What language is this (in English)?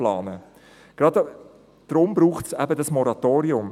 Swiss German